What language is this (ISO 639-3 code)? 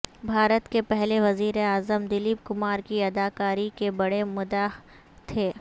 urd